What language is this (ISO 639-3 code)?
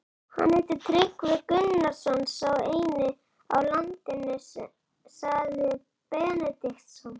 isl